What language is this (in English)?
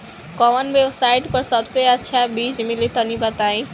Bhojpuri